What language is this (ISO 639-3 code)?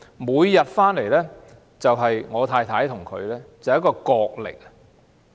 yue